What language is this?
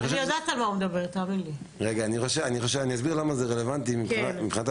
Hebrew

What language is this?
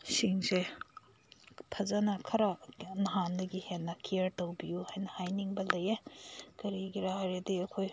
Manipuri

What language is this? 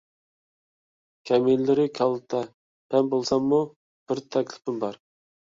Uyghur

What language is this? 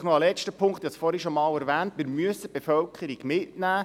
Swiss German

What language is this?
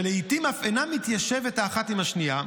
Hebrew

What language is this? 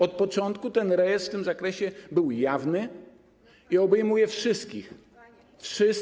Polish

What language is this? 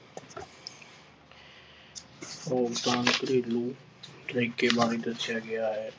Punjabi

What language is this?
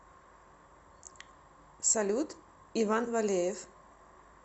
Russian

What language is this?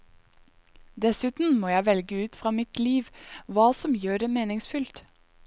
Norwegian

